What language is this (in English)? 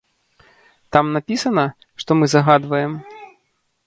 Belarusian